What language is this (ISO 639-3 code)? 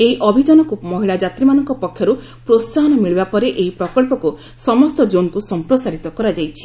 ori